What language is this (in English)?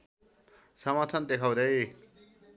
Nepali